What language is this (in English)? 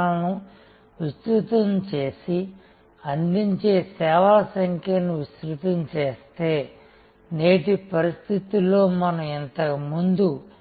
Telugu